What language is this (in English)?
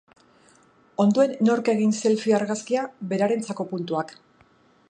Basque